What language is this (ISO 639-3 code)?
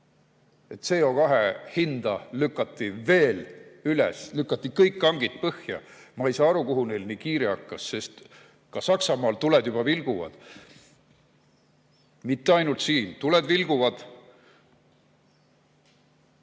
est